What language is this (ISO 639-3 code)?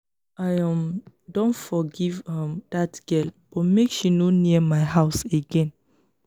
pcm